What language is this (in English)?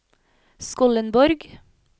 Norwegian